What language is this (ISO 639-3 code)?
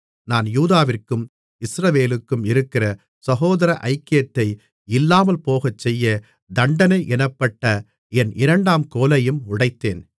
tam